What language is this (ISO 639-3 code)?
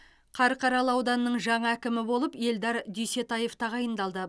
kaz